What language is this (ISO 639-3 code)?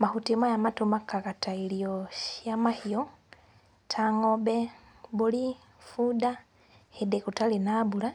kik